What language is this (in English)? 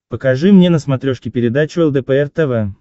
Russian